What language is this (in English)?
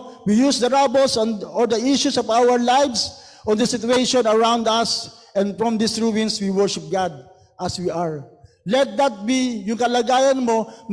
Filipino